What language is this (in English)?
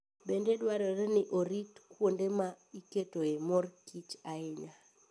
Luo (Kenya and Tanzania)